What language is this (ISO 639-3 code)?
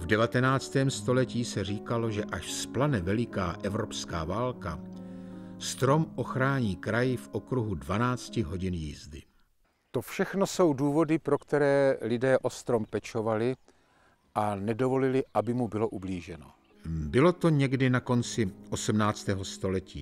ces